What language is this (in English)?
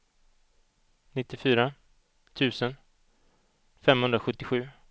Swedish